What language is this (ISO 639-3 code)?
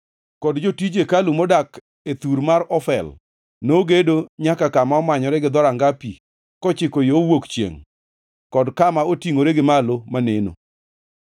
luo